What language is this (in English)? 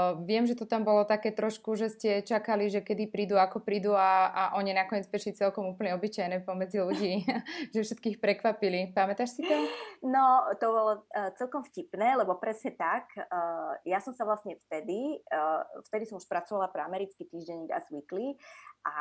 Slovak